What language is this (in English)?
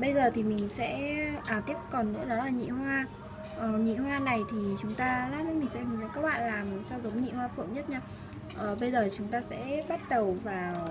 Vietnamese